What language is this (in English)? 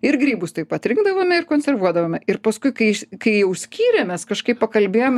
Lithuanian